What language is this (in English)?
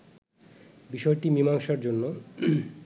Bangla